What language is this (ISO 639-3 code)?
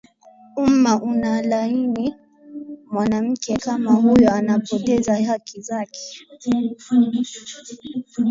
swa